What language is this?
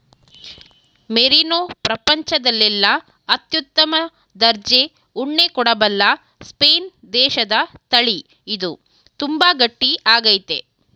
Kannada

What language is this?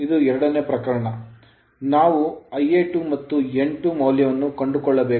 Kannada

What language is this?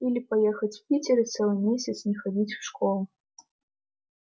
Russian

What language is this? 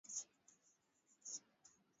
Swahili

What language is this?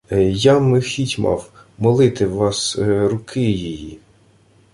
Ukrainian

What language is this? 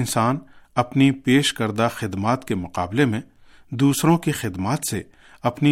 Urdu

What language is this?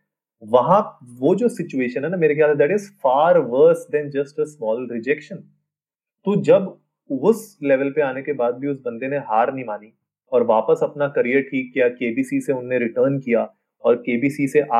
Hindi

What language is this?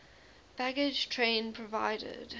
English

